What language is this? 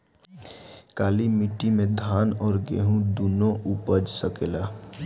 Bhojpuri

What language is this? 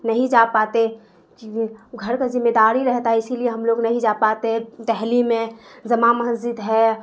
Urdu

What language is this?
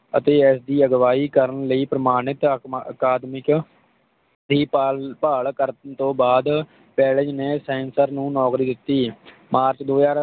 Punjabi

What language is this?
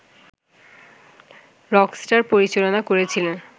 Bangla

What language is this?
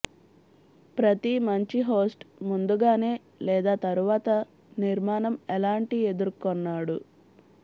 Telugu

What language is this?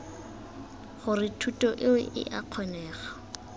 Tswana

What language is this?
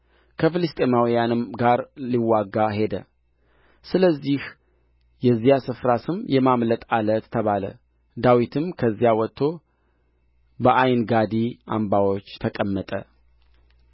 Amharic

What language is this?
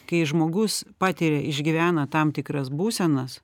Lithuanian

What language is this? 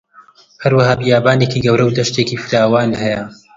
Central Kurdish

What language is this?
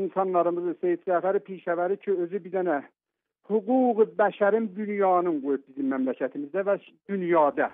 Turkish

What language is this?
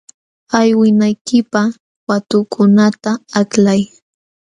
Jauja Wanca Quechua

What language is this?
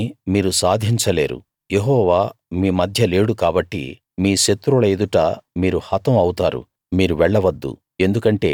Telugu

